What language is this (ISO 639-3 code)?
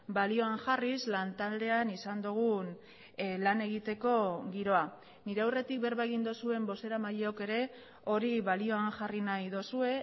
eus